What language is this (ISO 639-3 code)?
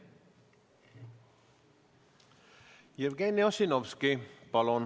est